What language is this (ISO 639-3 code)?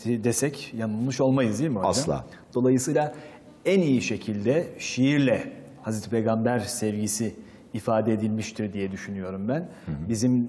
tur